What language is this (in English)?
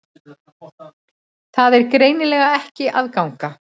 Icelandic